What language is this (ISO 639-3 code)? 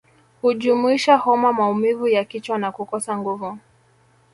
swa